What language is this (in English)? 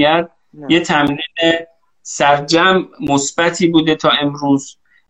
Persian